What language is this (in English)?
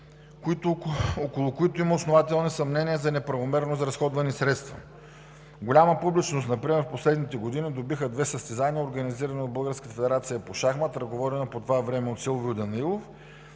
Bulgarian